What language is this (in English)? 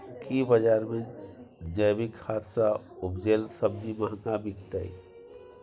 Maithili